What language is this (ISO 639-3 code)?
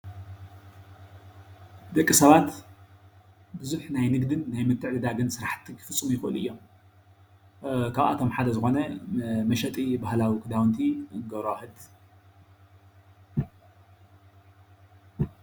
tir